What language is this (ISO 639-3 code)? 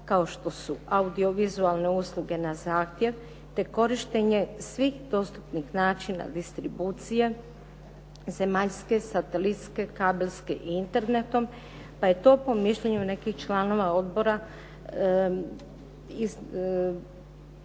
hrv